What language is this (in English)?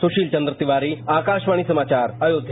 Hindi